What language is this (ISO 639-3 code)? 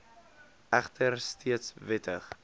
afr